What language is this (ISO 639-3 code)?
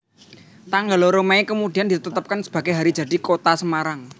jav